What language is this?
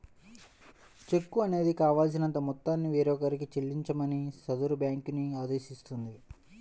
Telugu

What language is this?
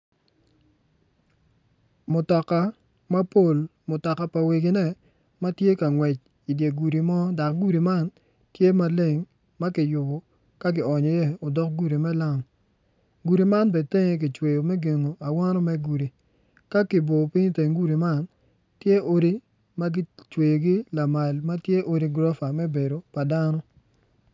Acoli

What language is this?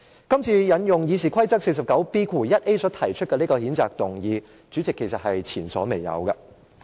Cantonese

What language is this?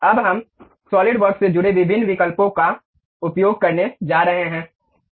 Hindi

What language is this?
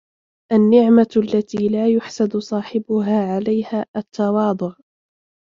Arabic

